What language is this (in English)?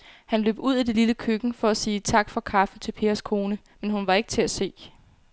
Danish